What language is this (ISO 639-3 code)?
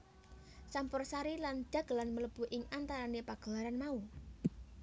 jav